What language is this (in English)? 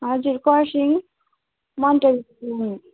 Nepali